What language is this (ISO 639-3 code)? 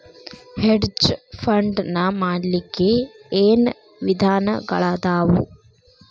kan